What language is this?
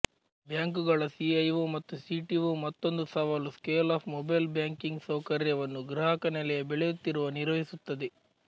Kannada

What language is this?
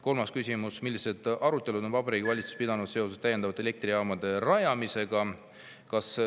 Estonian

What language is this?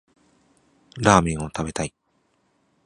Japanese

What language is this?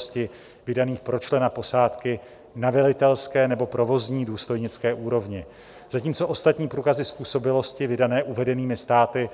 Czech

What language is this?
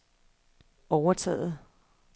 Danish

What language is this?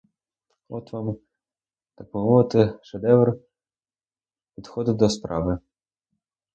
Ukrainian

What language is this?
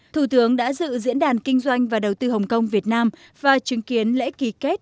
Vietnamese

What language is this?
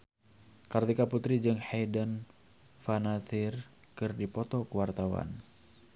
Sundanese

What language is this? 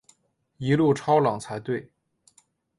Chinese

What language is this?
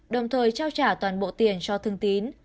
Vietnamese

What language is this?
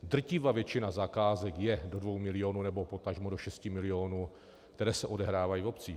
Czech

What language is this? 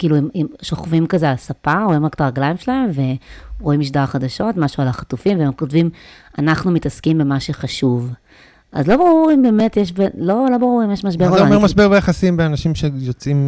Hebrew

